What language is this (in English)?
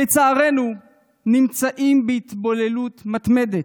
Hebrew